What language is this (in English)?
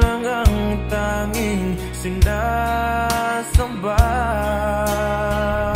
Filipino